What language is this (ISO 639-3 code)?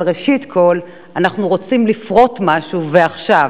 heb